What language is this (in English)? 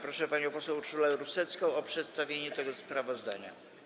Polish